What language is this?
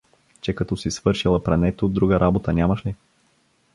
Bulgarian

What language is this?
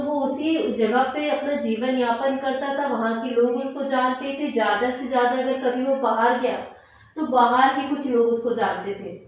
Hindi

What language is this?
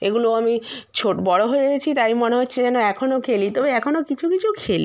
Bangla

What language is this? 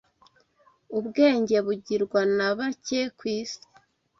Kinyarwanda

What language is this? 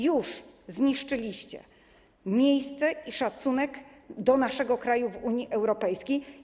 Polish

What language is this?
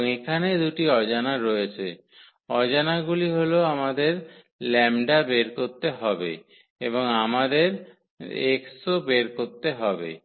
Bangla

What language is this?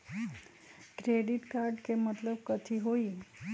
Magahi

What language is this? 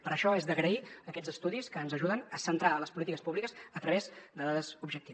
Catalan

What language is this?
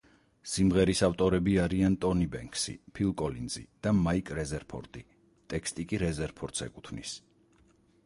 Georgian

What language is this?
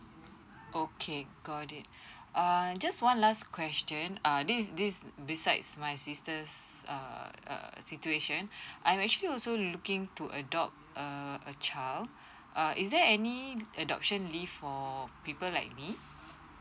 English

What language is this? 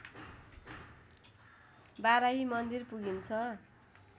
Nepali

